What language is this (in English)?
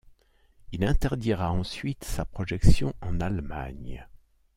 French